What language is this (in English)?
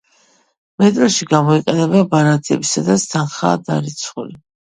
Georgian